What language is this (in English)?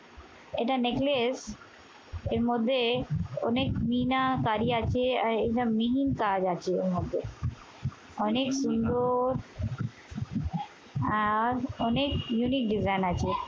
Bangla